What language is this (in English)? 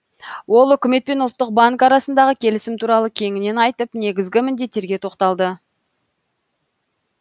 Kazakh